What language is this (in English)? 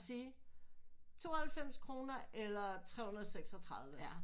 Danish